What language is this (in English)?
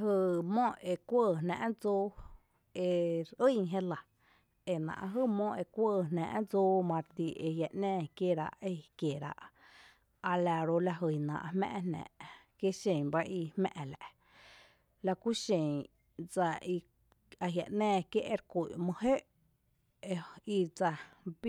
Tepinapa Chinantec